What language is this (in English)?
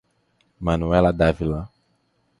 Portuguese